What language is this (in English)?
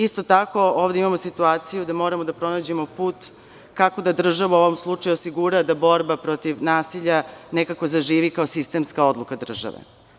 Serbian